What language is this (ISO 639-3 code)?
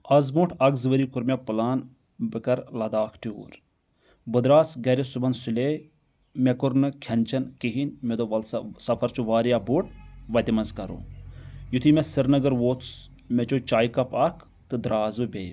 kas